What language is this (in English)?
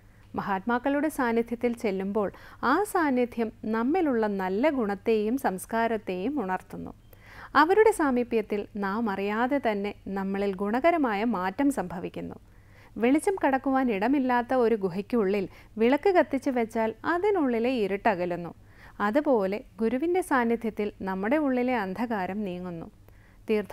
Arabic